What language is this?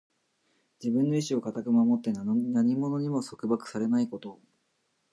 Japanese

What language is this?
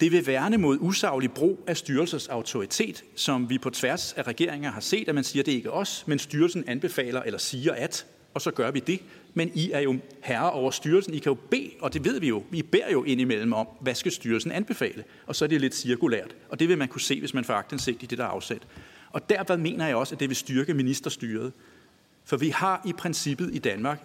Danish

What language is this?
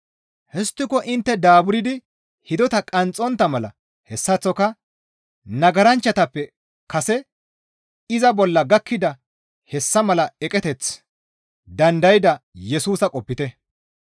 Gamo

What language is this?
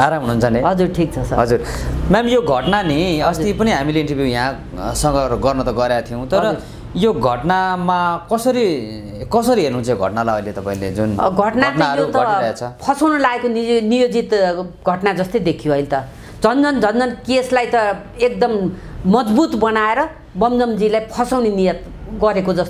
Romanian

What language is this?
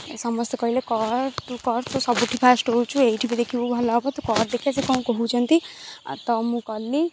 Odia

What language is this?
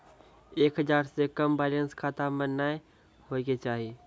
Maithili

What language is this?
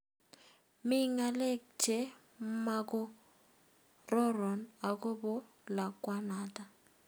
Kalenjin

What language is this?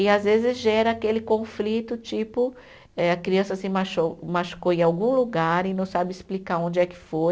Portuguese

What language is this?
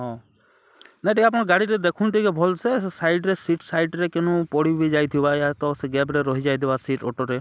Odia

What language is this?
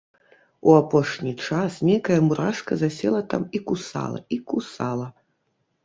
Belarusian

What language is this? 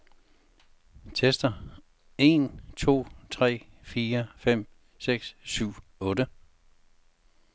Danish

